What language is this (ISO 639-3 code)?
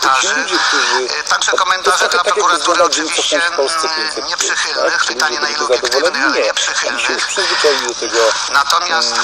pol